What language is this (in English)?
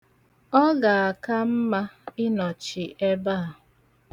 Igbo